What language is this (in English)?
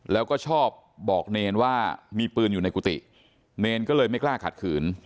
Thai